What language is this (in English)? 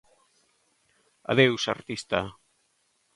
Galician